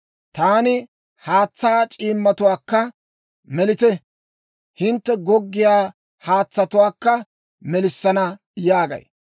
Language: Dawro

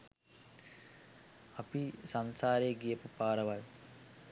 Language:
Sinhala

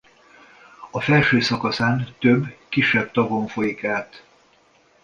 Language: Hungarian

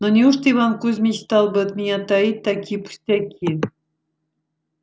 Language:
Russian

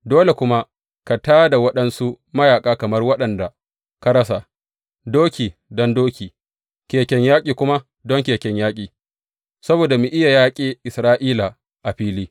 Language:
Hausa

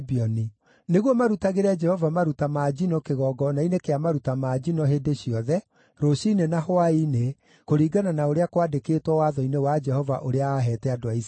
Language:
Kikuyu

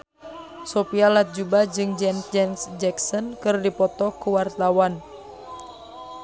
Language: Sundanese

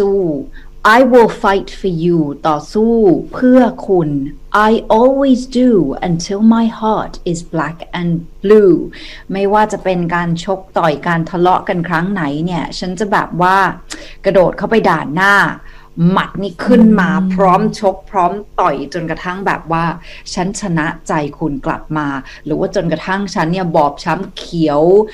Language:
Thai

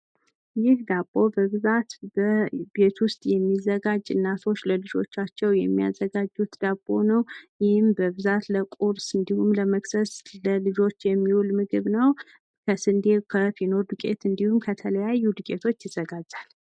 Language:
Amharic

